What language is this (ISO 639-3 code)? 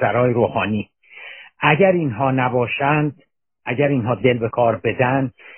fas